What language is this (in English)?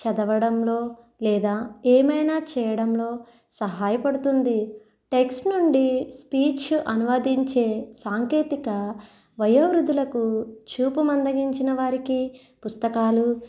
Telugu